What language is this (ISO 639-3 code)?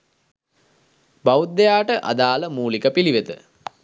sin